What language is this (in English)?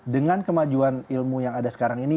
Indonesian